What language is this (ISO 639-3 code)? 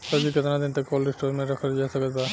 bho